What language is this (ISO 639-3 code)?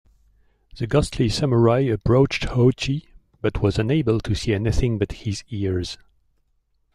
eng